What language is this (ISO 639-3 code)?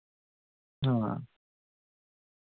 doi